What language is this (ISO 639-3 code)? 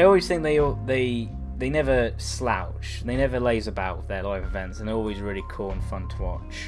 eng